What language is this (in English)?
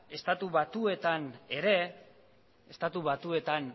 Basque